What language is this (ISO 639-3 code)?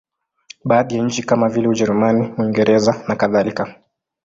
swa